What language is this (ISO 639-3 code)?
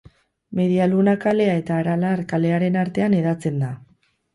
eus